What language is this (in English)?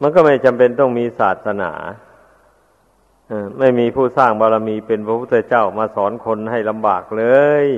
Thai